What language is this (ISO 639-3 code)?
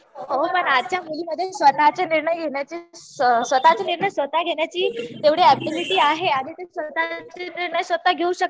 mar